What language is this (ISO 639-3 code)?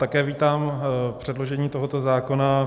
ces